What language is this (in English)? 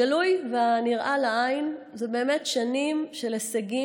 Hebrew